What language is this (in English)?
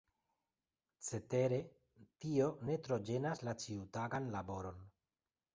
Esperanto